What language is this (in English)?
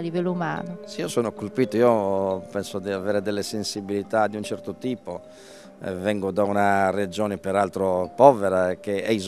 Italian